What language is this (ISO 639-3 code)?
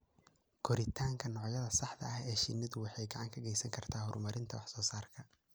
som